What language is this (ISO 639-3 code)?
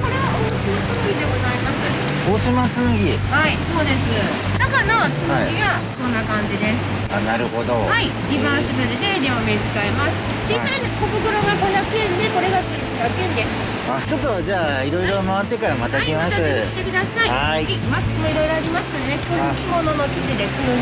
jpn